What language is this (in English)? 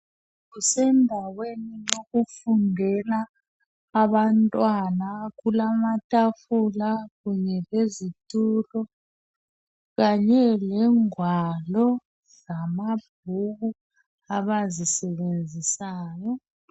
North Ndebele